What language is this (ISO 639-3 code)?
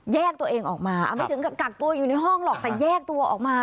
tha